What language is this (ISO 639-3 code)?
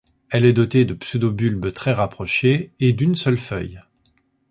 fra